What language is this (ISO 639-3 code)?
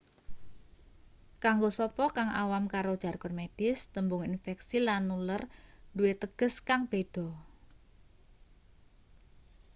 jav